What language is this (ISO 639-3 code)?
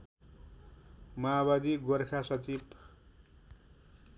nep